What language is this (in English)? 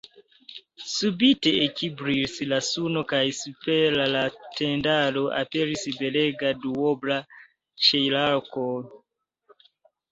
Esperanto